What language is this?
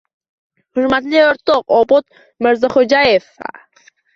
Uzbek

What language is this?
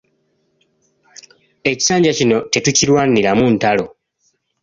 Ganda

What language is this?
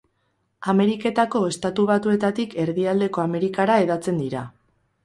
Basque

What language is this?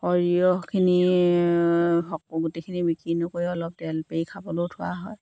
Assamese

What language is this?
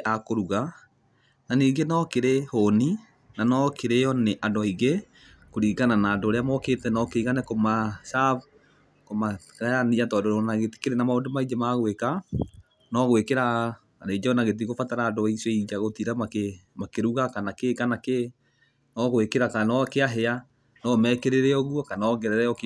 Kikuyu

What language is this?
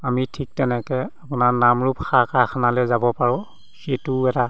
Assamese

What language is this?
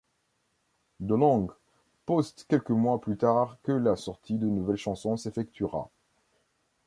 French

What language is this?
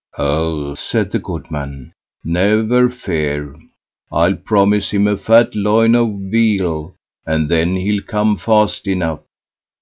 English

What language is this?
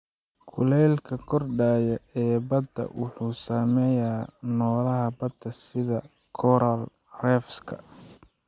Somali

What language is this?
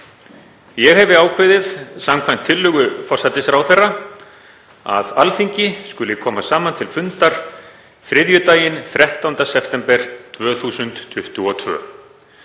Icelandic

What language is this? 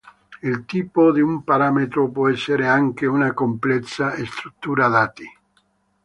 Italian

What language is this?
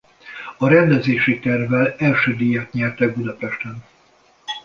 Hungarian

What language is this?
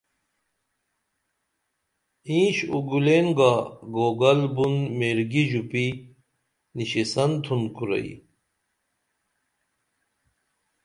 Dameli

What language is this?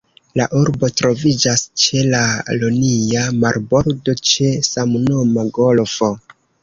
Esperanto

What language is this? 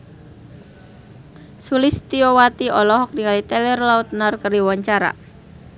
Sundanese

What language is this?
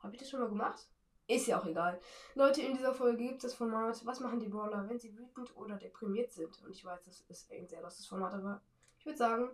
German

